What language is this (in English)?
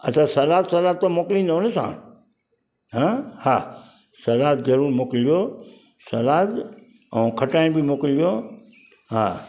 Sindhi